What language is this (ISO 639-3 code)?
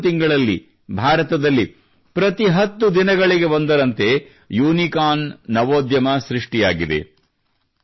kan